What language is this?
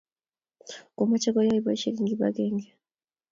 Kalenjin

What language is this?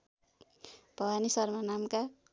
Nepali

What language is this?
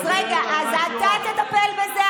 Hebrew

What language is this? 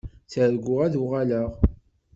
Kabyle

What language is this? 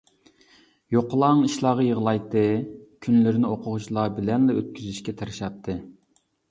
Uyghur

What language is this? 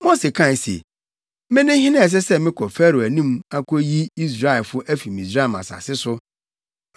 Akan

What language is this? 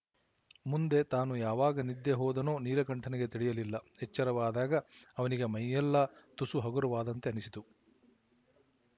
Kannada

